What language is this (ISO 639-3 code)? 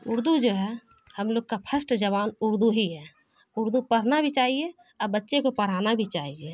urd